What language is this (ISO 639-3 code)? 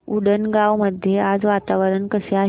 mar